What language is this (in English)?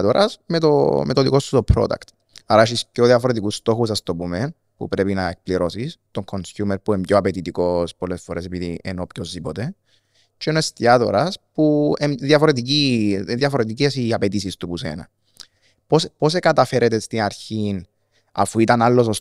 Greek